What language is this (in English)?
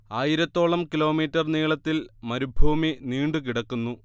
Malayalam